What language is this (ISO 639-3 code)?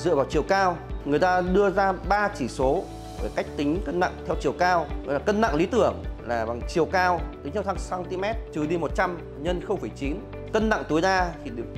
vie